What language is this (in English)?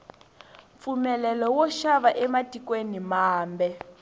Tsonga